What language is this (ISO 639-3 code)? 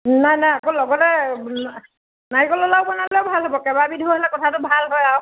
asm